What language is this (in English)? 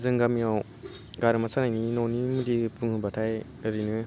Bodo